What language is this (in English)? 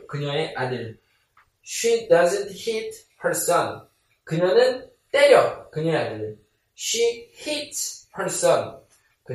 Korean